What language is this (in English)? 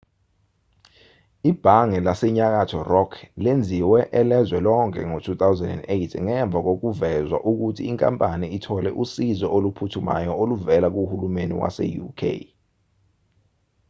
Zulu